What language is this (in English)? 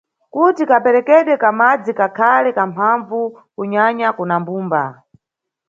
Nyungwe